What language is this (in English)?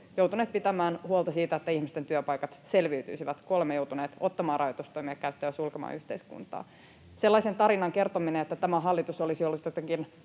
Finnish